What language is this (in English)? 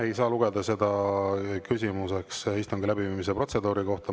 Estonian